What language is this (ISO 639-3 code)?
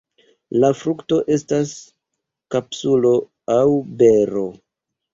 epo